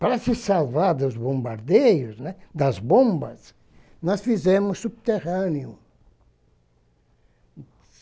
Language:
Portuguese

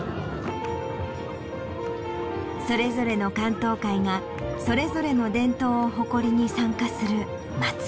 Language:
Japanese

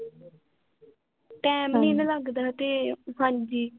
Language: Punjabi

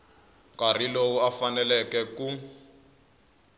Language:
Tsonga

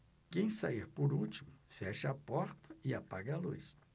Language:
Portuguese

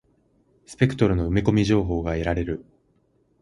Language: Japanese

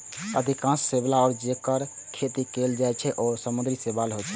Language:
Maithili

